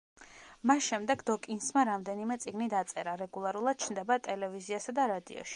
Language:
Georgian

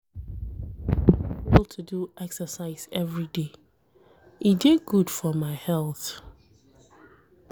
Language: Nigerian Pidgin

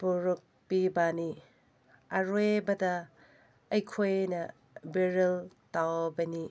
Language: Manipuri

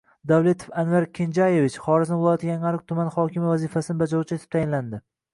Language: Uzbek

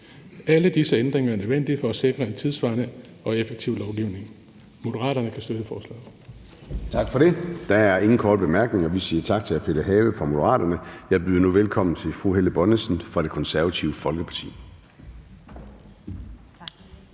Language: Danish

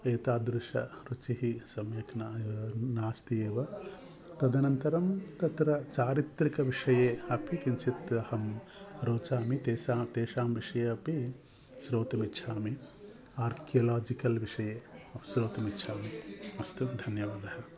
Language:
Sanskrit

